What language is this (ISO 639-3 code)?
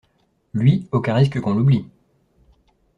fra